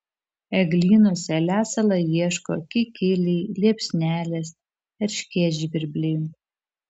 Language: Lithuanian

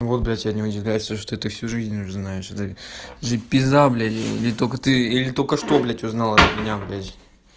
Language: Russian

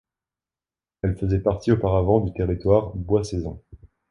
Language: French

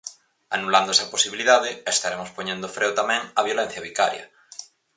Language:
Galician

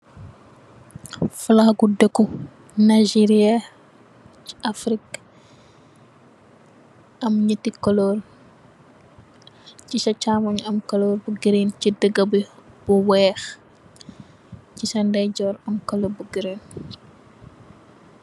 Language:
Wolof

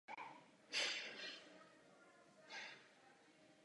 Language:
Czech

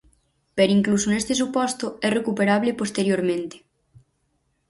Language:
Galician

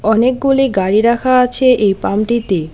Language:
Bangla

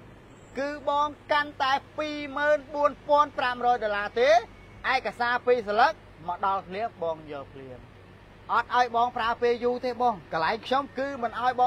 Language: Thai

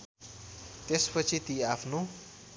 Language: Nepali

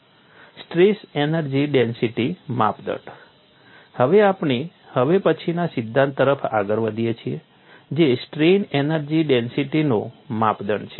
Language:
Gujarati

